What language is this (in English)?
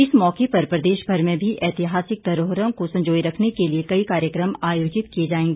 Hindi